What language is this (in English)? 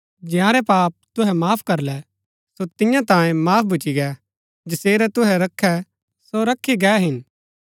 Gaddi